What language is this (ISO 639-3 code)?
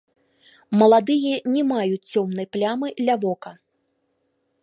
bel